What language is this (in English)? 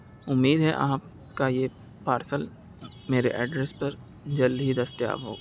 Urdu